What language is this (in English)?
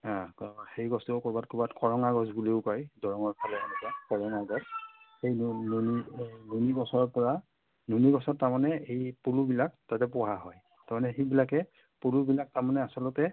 Assamese